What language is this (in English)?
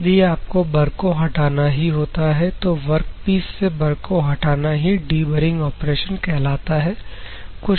Hindi